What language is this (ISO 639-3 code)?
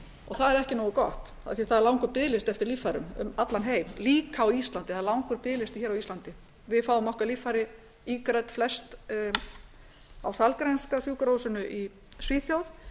isl